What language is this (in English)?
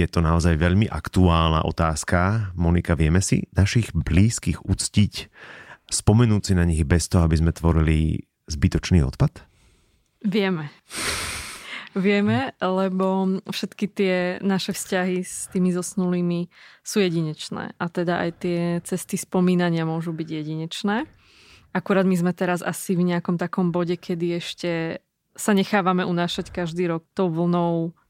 Slovak